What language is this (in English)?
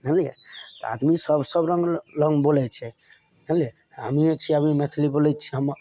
Maithili